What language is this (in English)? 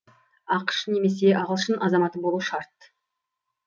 Kazakh